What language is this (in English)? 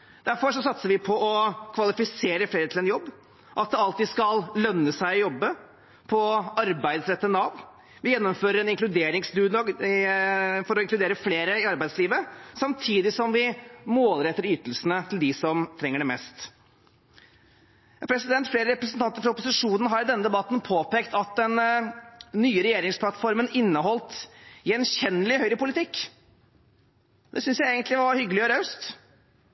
Norwegian Bokmål